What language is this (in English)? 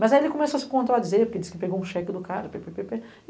Portuguese